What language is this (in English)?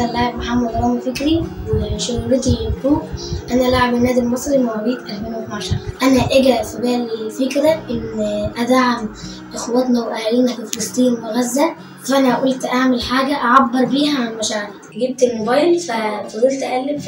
Arabic